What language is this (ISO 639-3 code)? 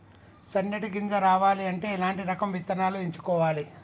tel